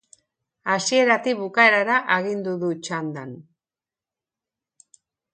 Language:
Basque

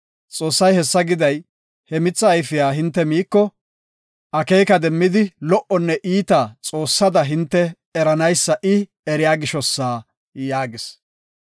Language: Gofa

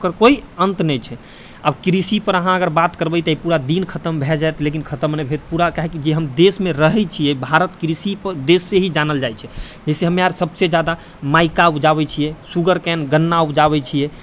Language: Maithili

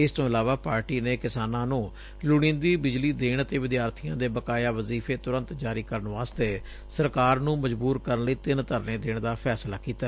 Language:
Punjabi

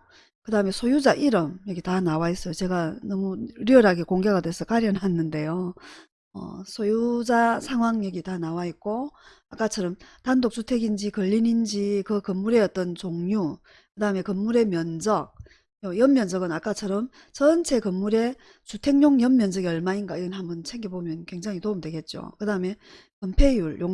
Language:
Korean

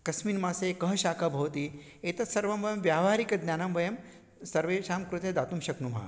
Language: Sanskrit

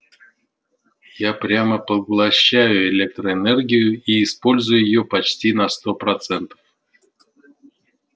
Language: Russian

